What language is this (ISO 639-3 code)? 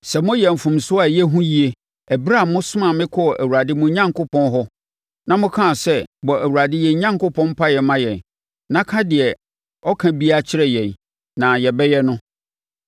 aka